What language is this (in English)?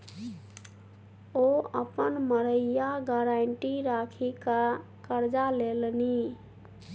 Maithili